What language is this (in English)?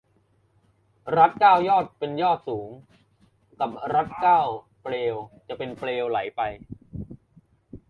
Thai